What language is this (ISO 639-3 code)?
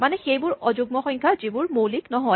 asm